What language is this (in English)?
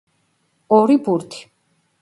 Georgian